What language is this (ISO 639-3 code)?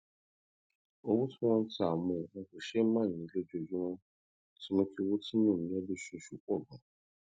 yor